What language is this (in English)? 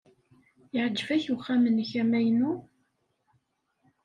Kabyle